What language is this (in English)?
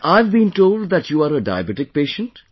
English